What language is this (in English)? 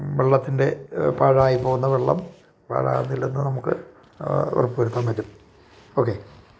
Malayalam